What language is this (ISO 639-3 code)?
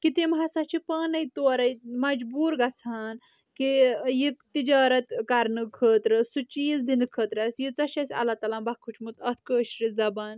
kas